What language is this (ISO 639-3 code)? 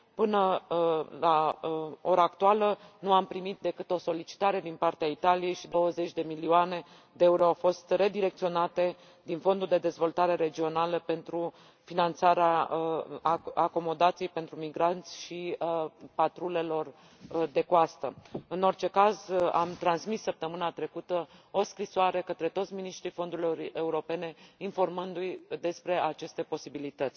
ron